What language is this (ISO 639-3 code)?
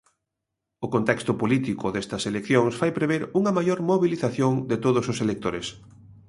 glg